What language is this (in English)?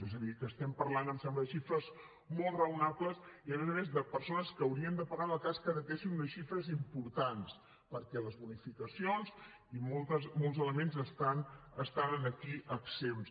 Catalan